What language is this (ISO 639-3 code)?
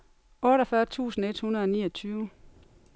dan